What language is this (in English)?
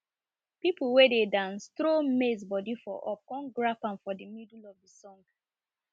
Nigerian Pidgin